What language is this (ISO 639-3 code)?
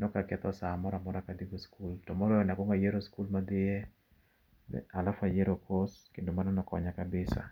luo